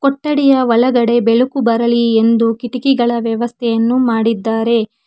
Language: Kannada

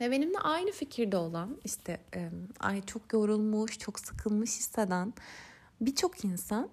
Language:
Turkish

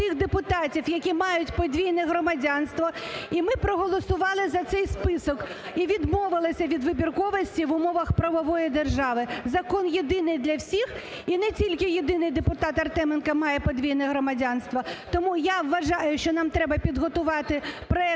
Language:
Ukrainian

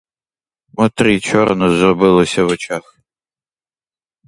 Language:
Ukrainian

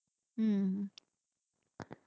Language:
Tamil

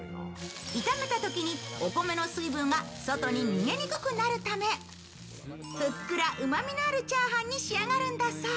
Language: Japanese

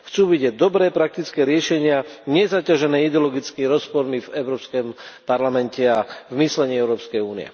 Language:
Slovak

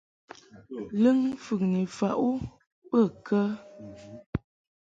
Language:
Mungaka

